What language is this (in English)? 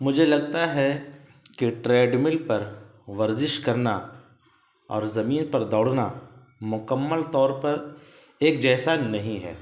Urdu